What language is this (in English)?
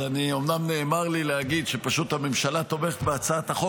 Hebrew